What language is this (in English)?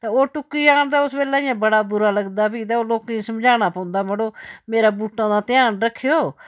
Dogri